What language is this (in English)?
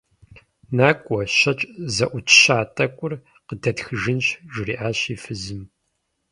Kabardian